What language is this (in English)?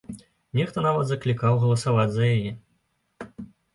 Belarusian